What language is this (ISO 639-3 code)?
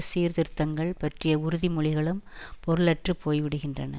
tam